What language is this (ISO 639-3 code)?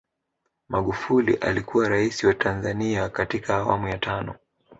swa